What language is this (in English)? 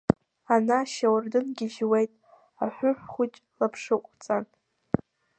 Abkhazian